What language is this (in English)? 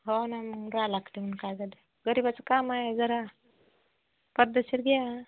Marathi